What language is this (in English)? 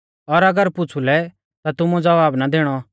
Mahasu Pahari